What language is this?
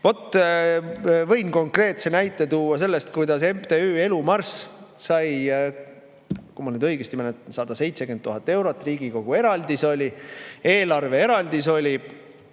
Estonian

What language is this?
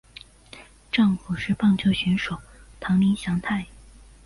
Chinese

